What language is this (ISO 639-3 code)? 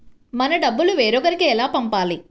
tel